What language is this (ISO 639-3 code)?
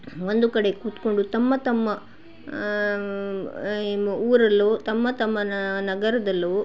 kan